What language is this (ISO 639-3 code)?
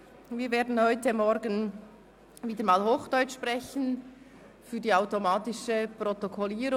gsw